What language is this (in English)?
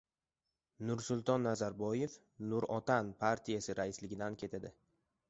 Uzbek